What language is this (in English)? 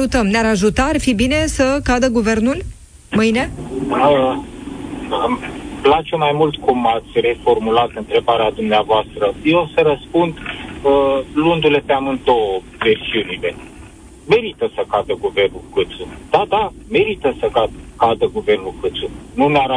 Romanian